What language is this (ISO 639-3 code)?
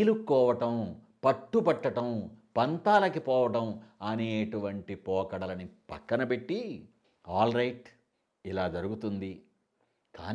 tel